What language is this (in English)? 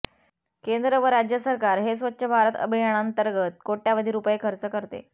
Marathi